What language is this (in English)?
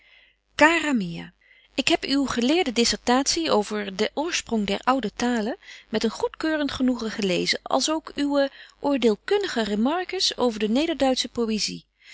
Dutch